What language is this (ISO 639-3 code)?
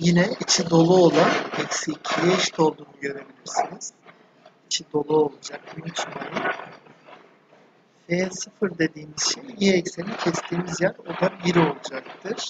tur